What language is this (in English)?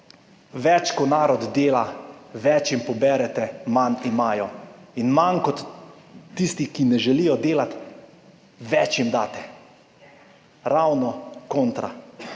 Slovenian